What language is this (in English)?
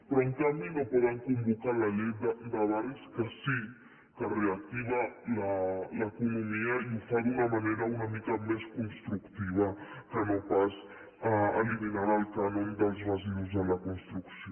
Catalan